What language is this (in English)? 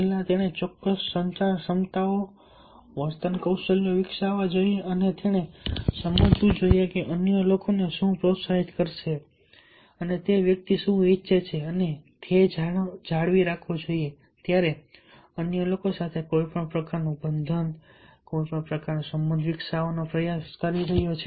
Gujarati